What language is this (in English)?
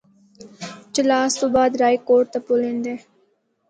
Northern Hindko